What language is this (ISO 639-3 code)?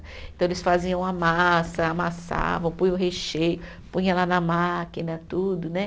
por